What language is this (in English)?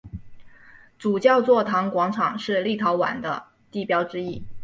Chinese